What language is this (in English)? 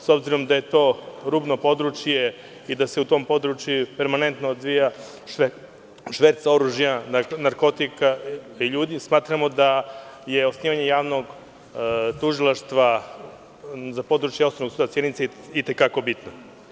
Serbian